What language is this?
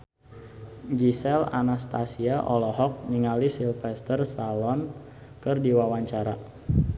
Sundanese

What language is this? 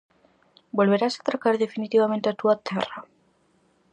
Galician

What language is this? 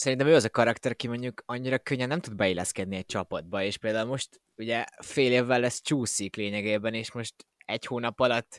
Hungarian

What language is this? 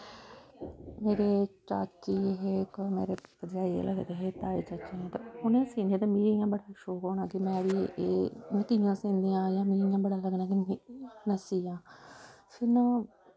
Dogri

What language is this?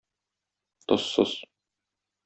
Tatar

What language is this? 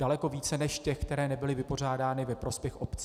Czech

